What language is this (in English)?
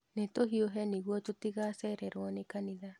Kikuyu